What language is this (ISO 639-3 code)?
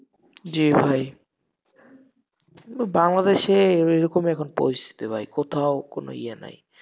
ben